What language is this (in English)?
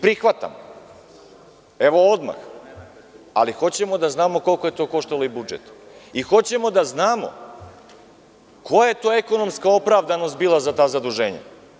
Serbian